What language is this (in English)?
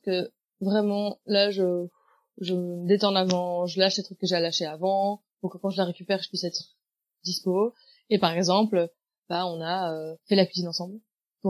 French